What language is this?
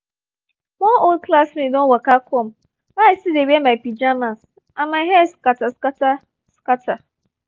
Nigerian Pidgin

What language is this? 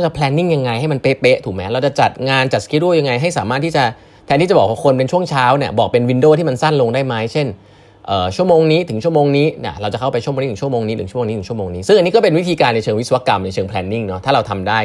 Thai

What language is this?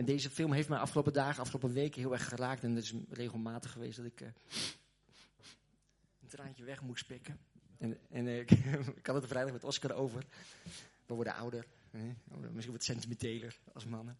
Dutch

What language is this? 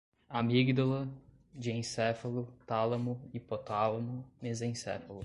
Portuguese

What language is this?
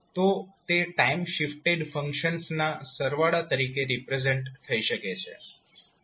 Gujarati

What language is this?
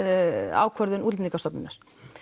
Icelandic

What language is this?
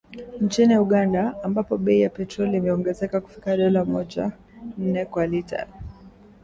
Swahili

